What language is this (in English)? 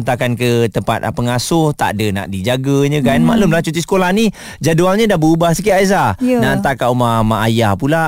Malay